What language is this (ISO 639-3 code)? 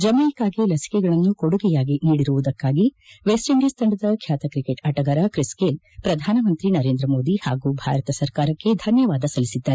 kan